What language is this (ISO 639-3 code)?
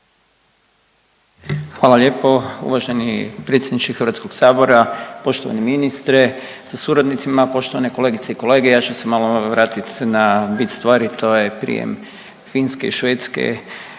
hrv